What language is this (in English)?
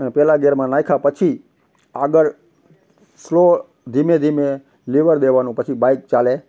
Gujarati